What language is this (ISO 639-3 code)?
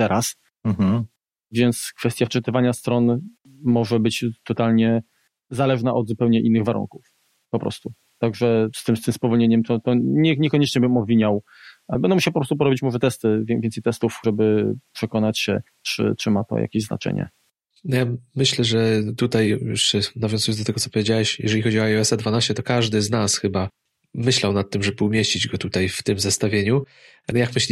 pol